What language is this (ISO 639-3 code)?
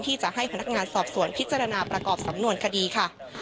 tha